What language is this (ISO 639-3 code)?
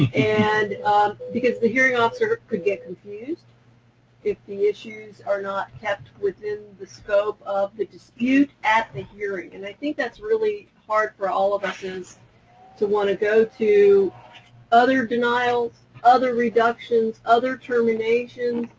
eng